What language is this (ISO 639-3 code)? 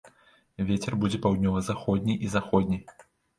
bel